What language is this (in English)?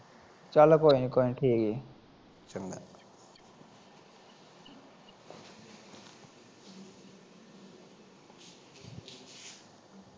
Punjabi